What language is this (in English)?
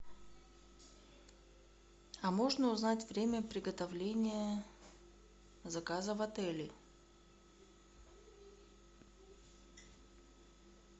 Russian